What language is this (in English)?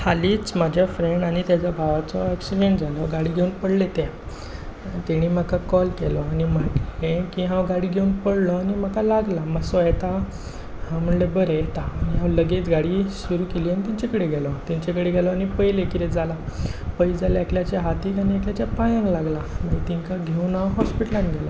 Konkani